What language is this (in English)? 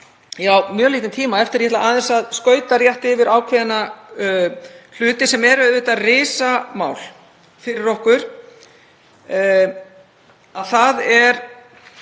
Icelandic